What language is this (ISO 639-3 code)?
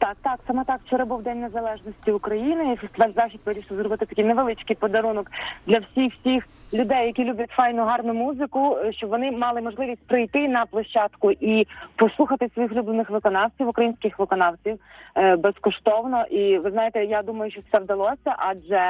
ukr